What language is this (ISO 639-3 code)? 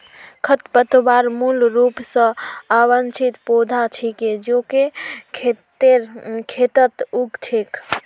mag